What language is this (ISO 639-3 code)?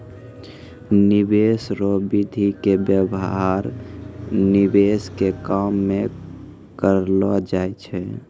mai